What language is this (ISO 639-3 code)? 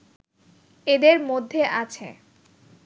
ben